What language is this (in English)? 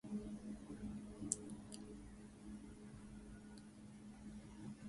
Swahili